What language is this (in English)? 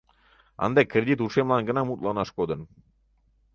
Mari